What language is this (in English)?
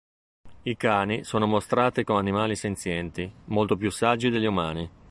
Italian